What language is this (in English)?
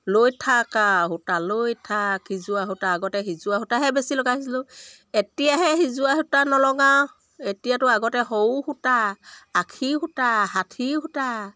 Assamese